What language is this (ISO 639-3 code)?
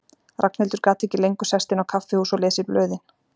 isl